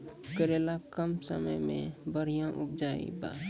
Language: Maithili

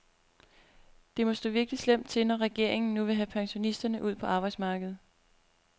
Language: Danish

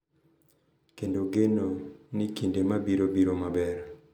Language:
Luo (Kenya and Tanzania)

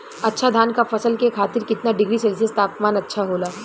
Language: Bhojpuri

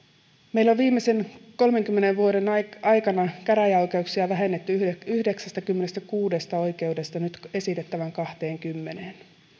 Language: Finnish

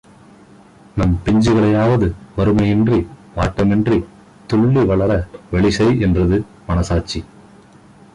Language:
Tamil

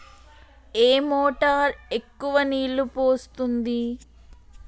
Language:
Telugu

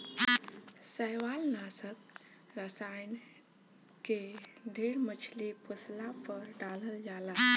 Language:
Bhojpuri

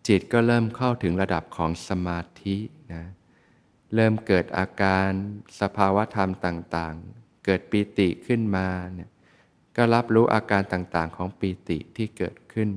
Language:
Thai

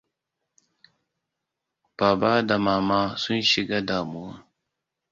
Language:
Hausa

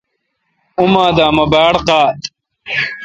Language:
Kalkoti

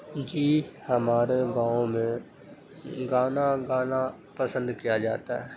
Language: Urdu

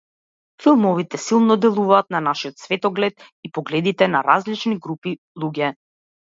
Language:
Macedonian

